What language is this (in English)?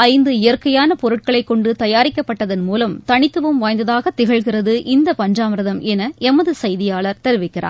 Tamil